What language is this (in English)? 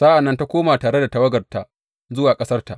Hausa